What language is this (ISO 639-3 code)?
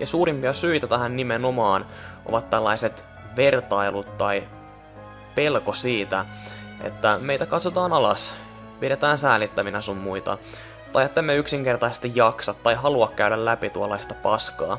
fin